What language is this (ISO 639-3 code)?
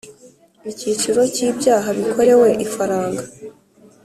kin